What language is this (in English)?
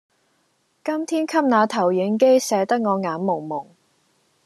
Cantonese